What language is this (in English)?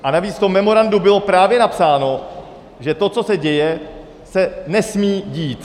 Czech